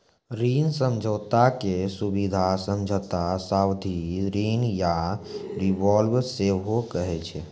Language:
Maithili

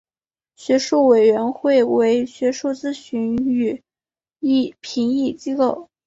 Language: Chinese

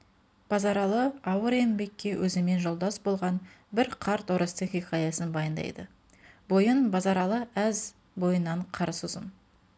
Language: Kazakh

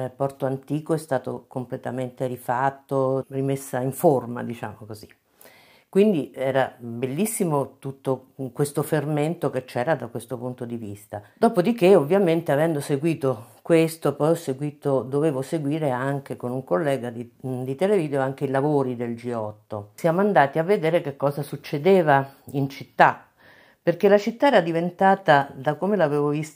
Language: Italian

